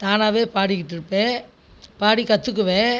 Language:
Tamil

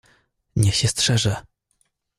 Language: Polish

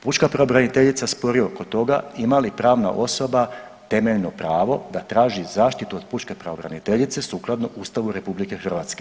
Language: Croatian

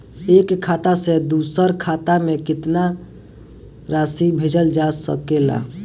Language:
Bhojpuri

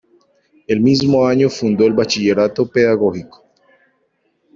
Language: Spanish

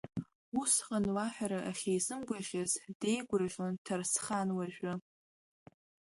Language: Abkhazian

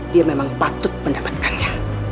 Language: Indonesian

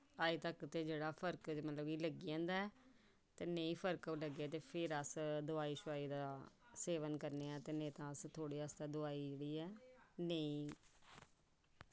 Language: Dogri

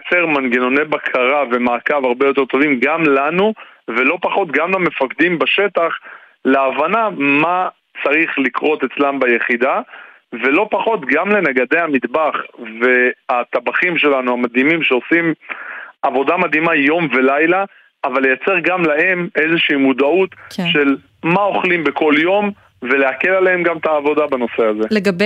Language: Hebrew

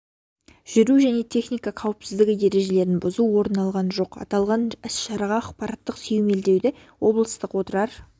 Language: Kazakh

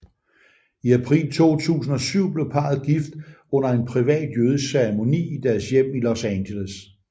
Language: Danish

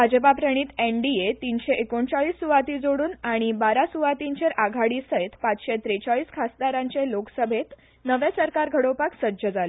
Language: Konkani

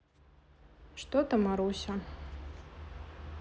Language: Russian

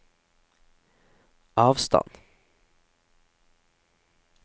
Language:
Norwegian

